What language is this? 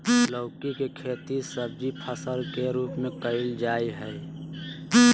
Magahi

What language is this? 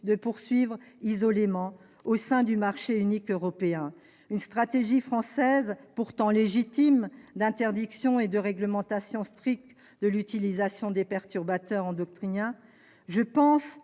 French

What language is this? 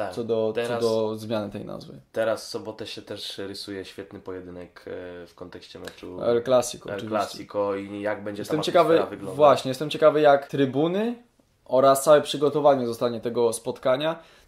Polish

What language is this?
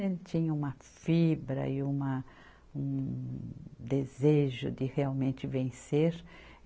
Portuguese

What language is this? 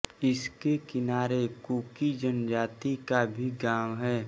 Hindi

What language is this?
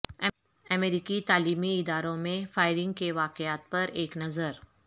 Urdu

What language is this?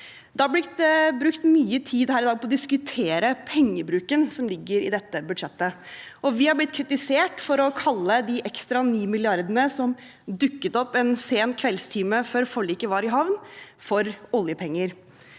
Norwegian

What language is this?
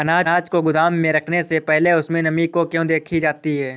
Hindi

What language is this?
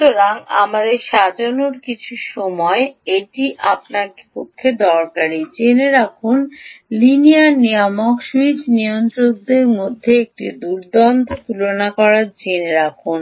Bangla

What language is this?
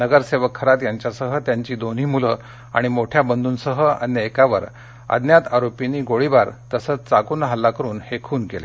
Marathi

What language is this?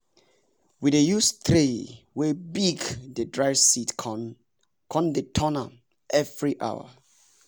Nigerian Pidgin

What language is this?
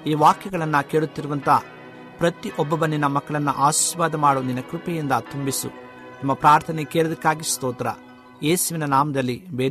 Kannada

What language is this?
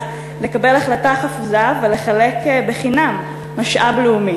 Hebrew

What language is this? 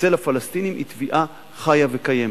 Hebrew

